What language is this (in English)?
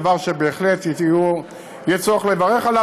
Hebrew